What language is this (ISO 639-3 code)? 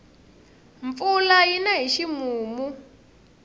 tso